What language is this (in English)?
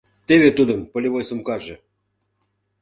Mari